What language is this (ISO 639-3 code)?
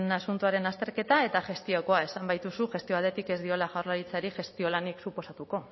eus